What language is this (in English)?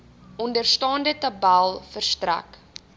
Afrikaans